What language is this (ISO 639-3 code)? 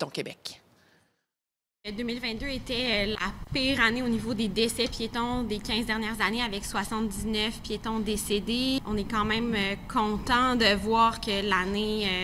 fra